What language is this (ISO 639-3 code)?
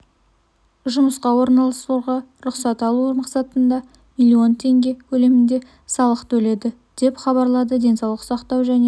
kaz